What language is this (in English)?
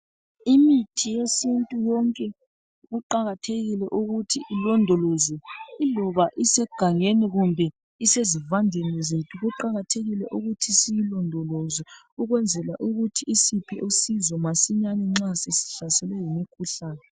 North Ndebele